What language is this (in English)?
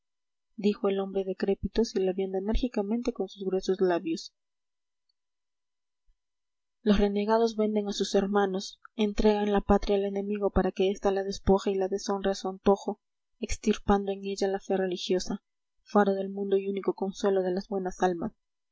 Spanish